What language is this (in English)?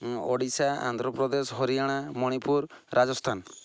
Odia